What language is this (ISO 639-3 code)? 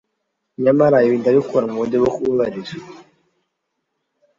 kin